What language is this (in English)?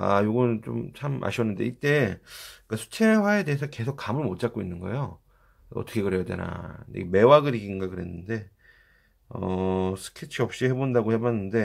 Korean